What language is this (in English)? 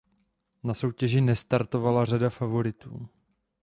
Czech